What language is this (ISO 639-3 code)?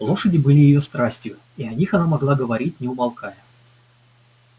rus